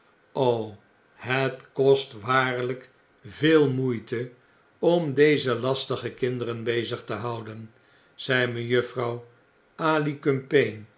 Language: Dutch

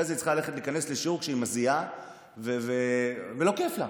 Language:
Hebrew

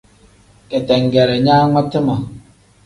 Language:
Tem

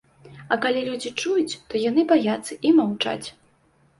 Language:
Belarusian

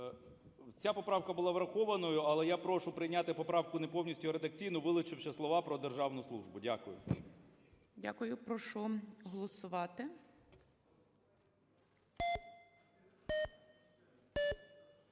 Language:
Ukrainian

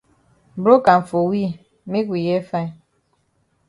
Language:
Cameroon Pidgin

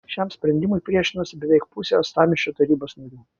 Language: Lithuanian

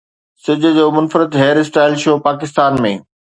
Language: Sindhi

